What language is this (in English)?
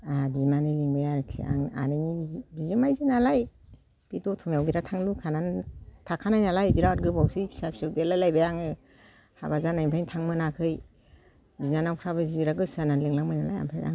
Bodo